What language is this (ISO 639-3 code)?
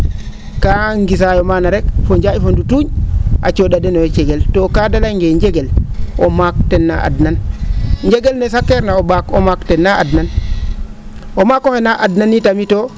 srr